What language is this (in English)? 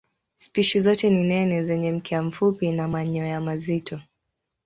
Swahili